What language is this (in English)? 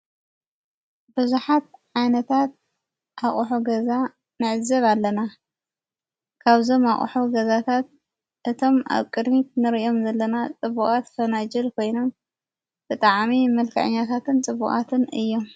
Tigrinya